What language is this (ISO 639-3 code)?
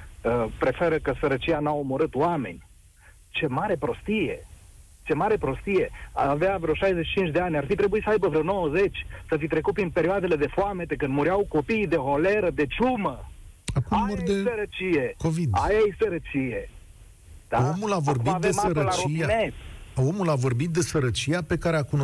ron